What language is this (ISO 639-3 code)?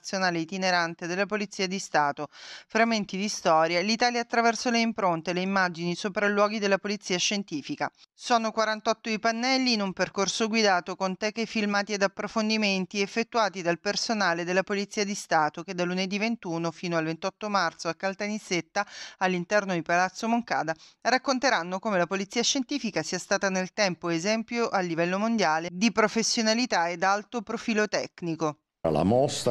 ita